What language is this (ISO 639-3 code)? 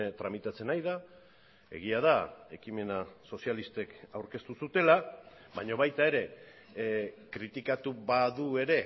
eus